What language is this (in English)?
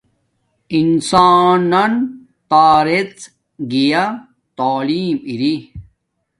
Domaaki